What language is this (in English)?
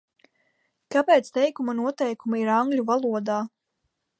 Latvian